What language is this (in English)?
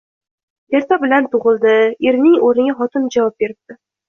Uzbek